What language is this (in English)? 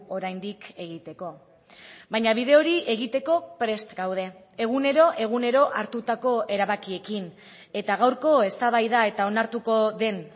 Basque